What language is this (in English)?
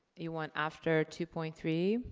English